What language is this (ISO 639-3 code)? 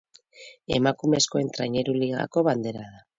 eus